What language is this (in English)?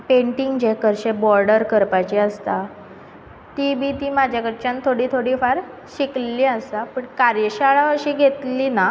Konkani